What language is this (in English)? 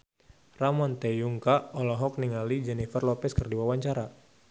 Sundanese